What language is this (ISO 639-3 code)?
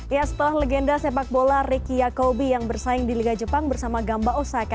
ind